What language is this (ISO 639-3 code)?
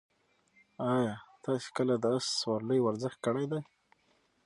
pus